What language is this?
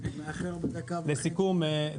Hebrew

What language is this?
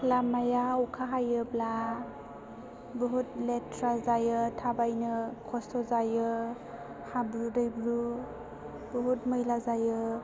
Bodo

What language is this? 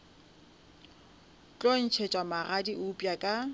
Northern Sotho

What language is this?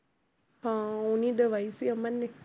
Punjabi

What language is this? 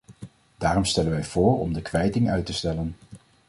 Dutch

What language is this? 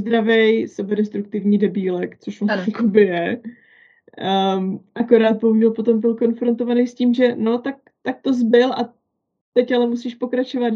Czech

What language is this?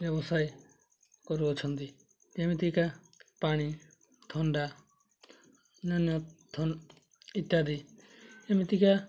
Odia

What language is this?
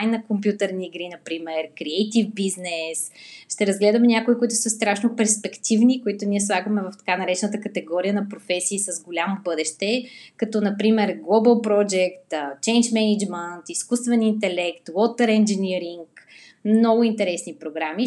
Bulgarian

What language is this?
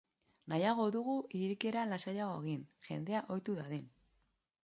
Basque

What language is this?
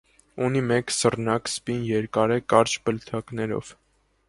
Armenian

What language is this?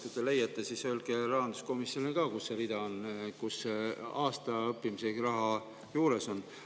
Estonian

